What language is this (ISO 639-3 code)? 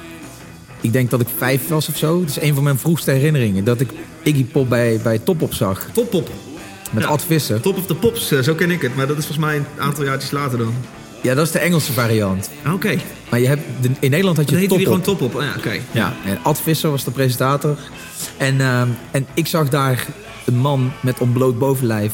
nld